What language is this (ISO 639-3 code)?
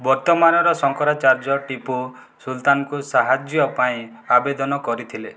ori